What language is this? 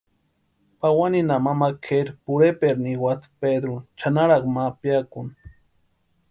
Western Highland Purepecha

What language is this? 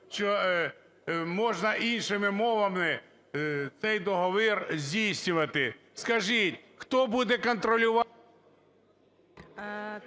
Ukrainian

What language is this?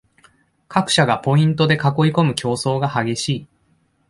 Japanese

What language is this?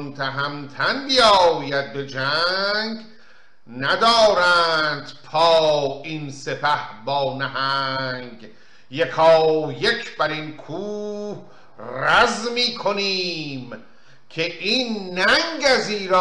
Persian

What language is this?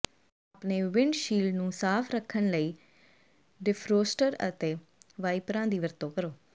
Punjabi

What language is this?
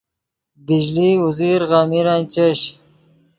Yidgha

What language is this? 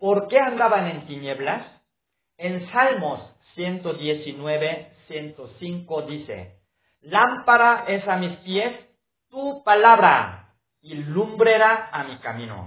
Spanish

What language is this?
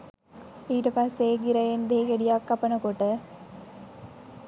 Sinhala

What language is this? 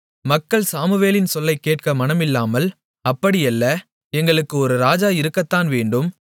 Tamil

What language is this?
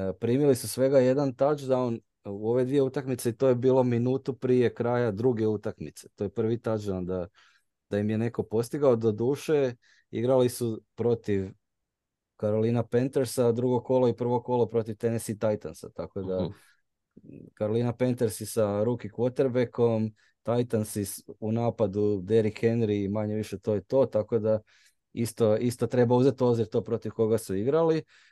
Croatian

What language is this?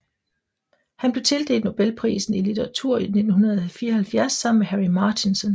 Danish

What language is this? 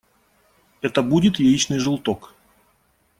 Russian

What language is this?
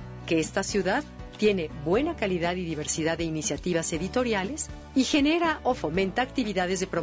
Spanish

